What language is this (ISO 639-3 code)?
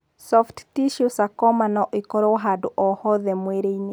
kik